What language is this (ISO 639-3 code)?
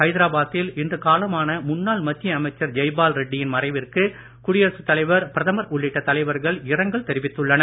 tam